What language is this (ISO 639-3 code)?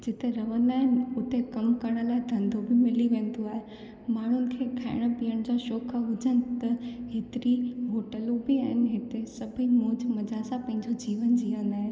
snd